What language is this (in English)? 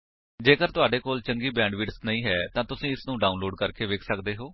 Punjabi